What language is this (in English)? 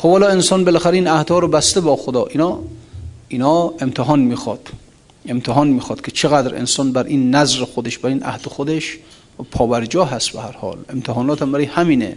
Persian